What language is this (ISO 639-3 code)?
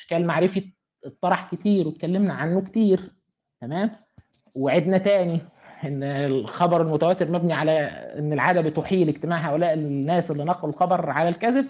ara